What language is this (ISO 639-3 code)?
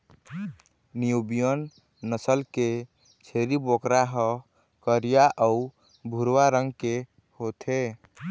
hne